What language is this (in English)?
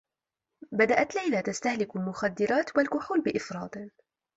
Arabic